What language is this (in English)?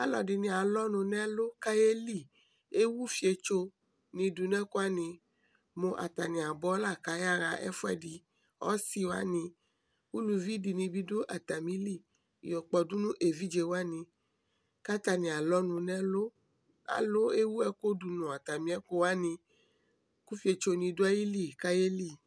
Ikposo